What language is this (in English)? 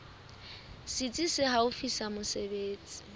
Southern Sotho